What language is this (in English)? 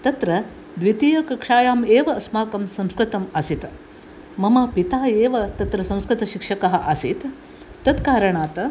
Sanskrit